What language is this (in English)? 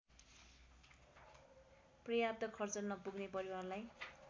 Nepali